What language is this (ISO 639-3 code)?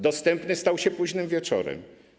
pol